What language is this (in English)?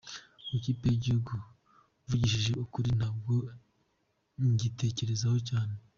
Kinyarwanda